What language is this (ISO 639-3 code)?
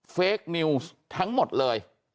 tha